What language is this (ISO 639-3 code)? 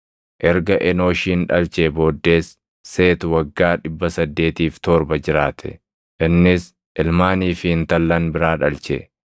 orm